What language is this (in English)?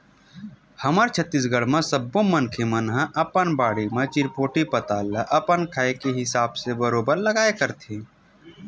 Chhattisgarhi